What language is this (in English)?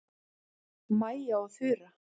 Icelandic